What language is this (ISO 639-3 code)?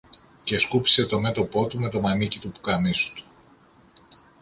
ell